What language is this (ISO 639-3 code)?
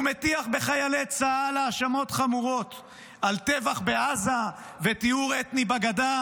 heb